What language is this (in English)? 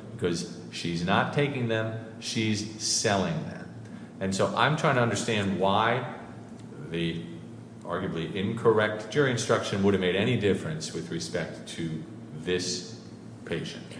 English